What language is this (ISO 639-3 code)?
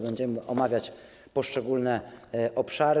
pol